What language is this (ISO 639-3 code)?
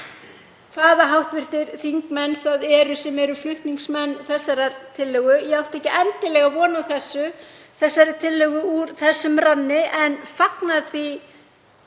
isl